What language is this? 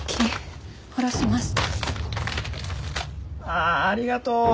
Japanese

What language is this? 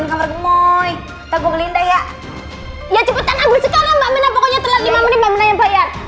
Indonesian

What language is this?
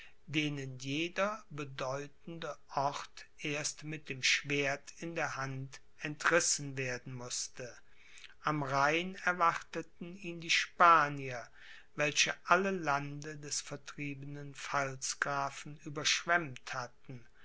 German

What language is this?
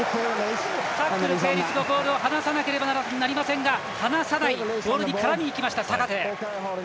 Japanese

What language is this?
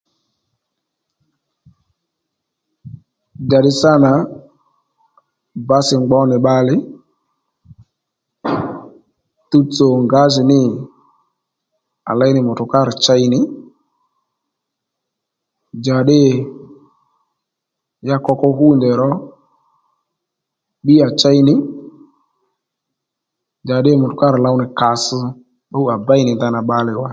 Lendu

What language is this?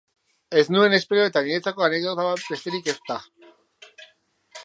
Basque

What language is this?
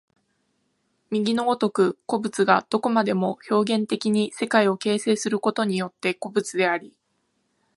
Japanese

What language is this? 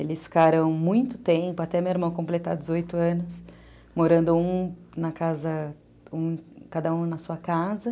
Portuguese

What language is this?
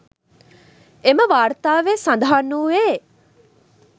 Sinhala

